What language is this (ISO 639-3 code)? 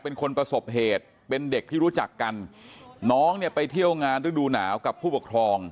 tha